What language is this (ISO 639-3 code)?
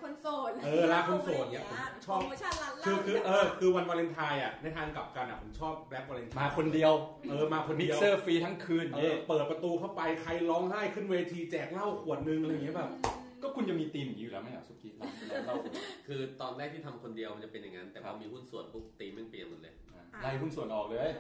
tha